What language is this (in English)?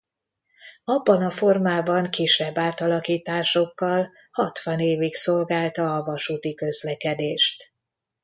Hungarian